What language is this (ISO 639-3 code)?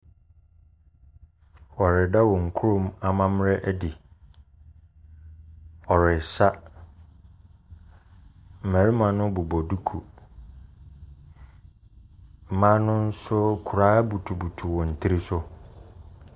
aka